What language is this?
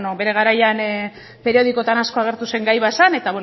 Basque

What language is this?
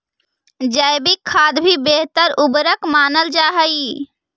Magahi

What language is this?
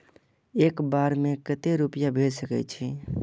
Maithili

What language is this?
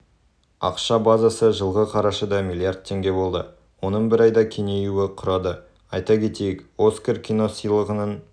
Kazakh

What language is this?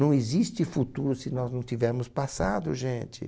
Portuguese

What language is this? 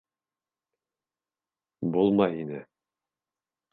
Bashkir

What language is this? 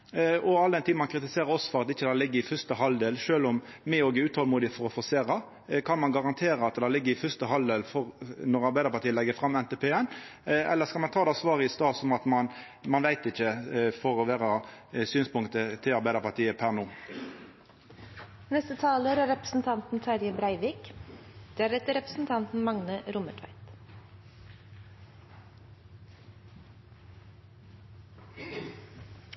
Norwegian Nynorsk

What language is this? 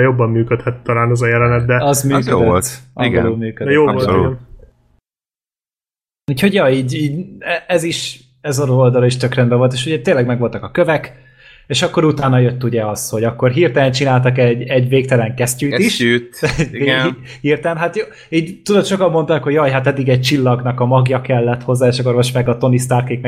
Hungarian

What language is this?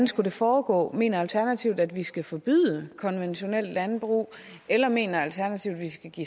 Danish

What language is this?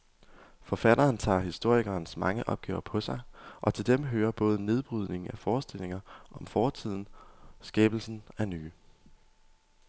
Danish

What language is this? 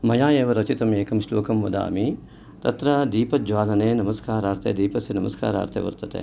Sanskrit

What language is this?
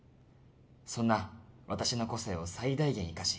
Japanese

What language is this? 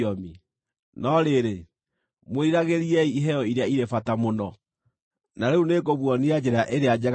Kikuyu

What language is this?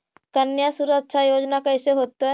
Magahi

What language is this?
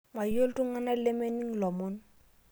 Masai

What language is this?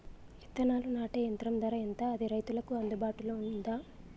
Telugu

